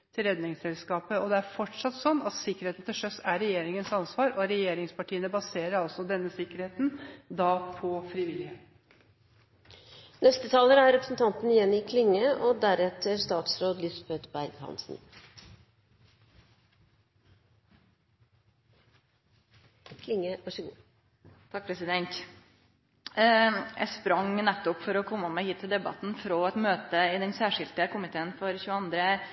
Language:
Norwegian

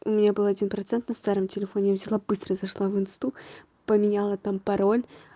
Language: Russian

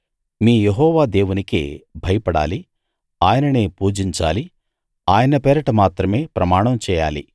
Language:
Telugu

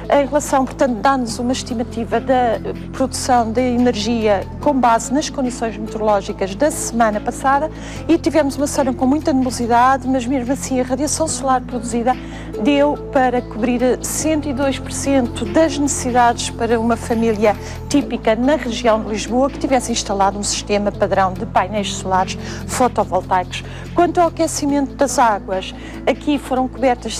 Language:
Portuguese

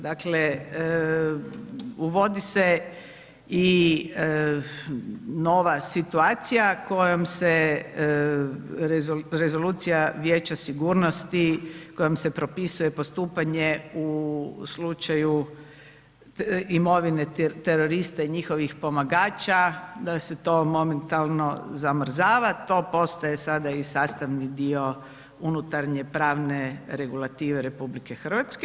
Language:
Croatian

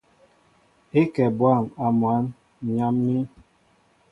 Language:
Mbo (Cameroon)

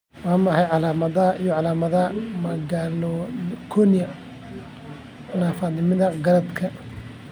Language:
Somali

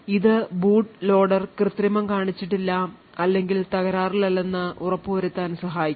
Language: Malayalam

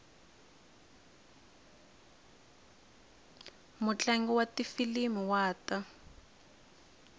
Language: Tsonga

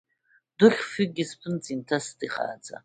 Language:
Abkhazian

